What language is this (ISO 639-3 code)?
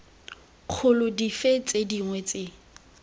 tsn